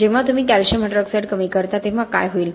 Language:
Marathi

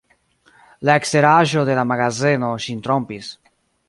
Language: Esperanto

